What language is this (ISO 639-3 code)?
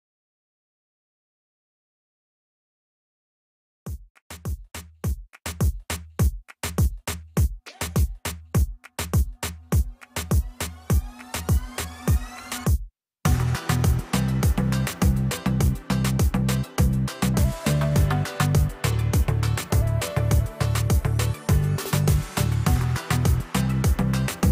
nld